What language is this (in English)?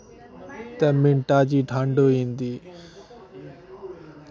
Dogri